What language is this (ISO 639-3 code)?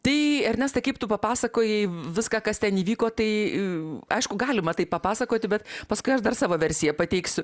lit